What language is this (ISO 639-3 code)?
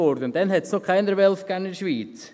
gsw